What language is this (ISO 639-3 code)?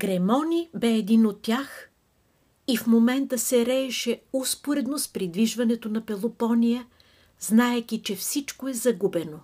bul